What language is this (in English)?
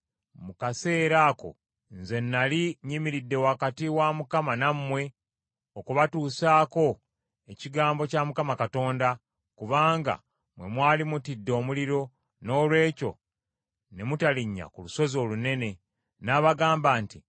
Ganda